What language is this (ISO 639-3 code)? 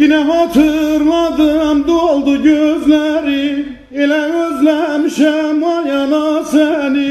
tur